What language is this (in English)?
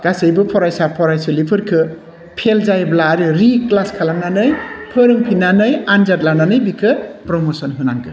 Bodo